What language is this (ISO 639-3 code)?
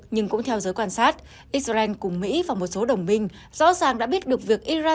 vie